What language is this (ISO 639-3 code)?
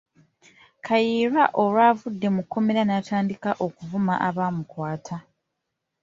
lug